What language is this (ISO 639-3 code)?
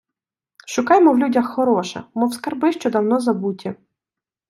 ukr